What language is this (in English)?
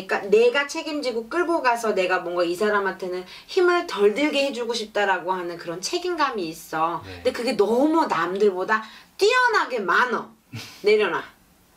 Korean